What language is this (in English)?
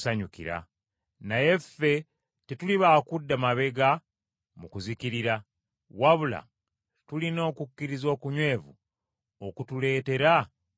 Ganda